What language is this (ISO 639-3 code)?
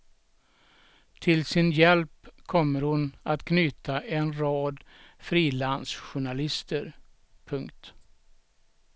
swe